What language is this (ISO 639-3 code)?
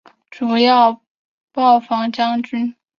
zho